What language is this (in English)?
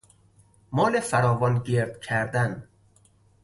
Persian